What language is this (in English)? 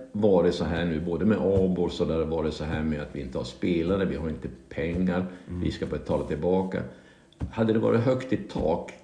Swedish